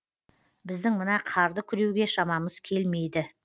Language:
Kazakh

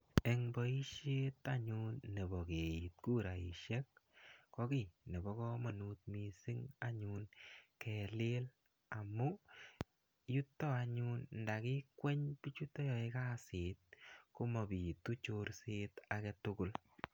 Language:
Kalenjin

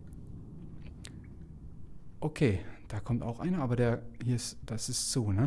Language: German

